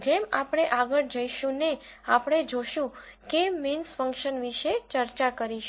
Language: Gujarati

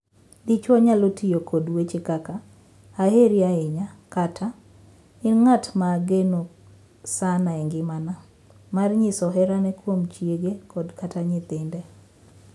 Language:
Luo (Kenya and Tanzania)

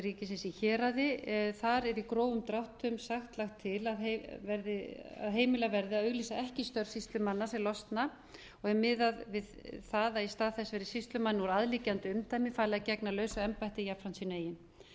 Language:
Icelandic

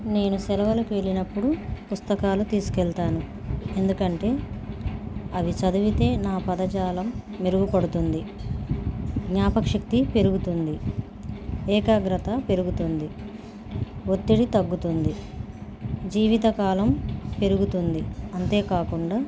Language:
Telugu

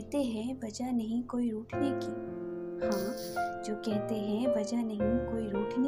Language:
Hindi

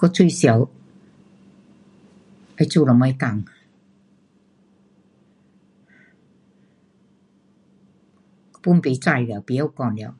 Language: Pu-Xian Chinese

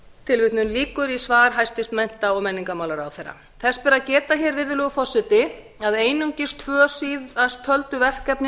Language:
Icelandic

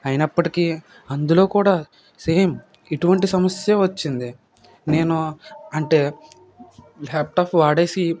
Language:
Telugu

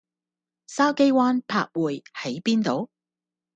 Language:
Cantonese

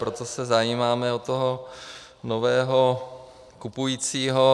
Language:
Czech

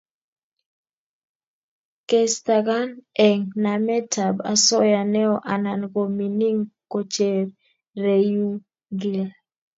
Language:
Kalenjin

